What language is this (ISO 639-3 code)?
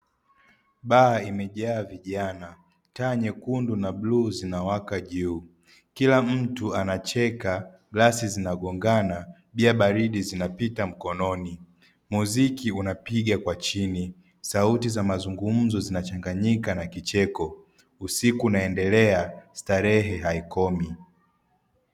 swa